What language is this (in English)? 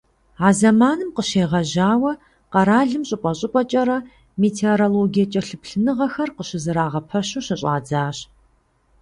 Kabardian